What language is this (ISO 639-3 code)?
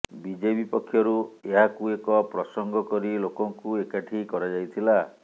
ori